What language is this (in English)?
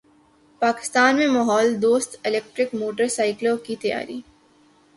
Urdu